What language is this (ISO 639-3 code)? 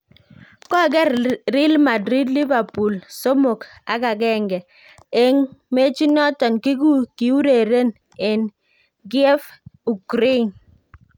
kln